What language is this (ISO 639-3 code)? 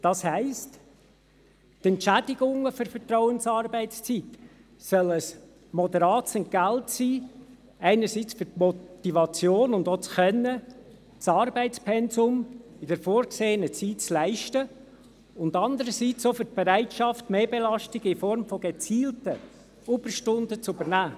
gsw